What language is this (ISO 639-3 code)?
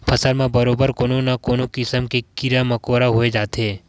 hne